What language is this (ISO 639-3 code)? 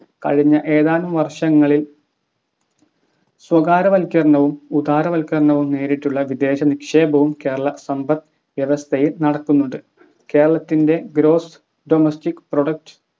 mal